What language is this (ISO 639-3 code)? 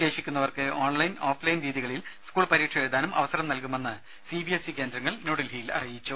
mal